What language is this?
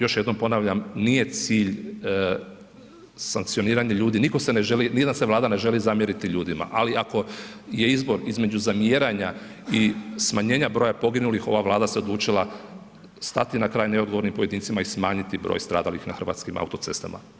Croatian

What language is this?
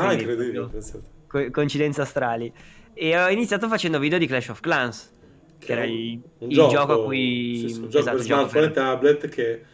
Italian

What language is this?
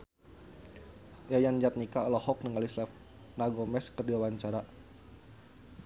Sundanese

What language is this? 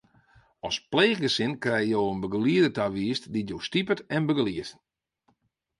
Western Frisian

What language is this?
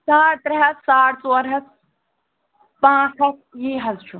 Kashmiri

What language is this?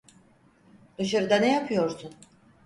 Turkish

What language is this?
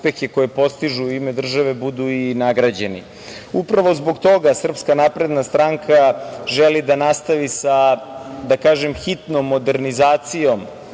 Serbian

